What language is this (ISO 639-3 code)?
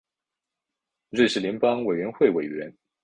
zho